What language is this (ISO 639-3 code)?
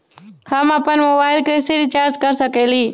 mag